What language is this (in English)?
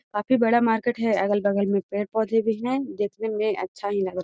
Magahi